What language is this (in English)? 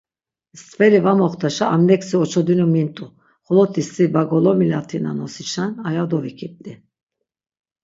Laz